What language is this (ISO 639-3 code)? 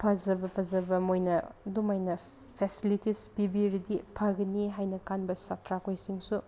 mni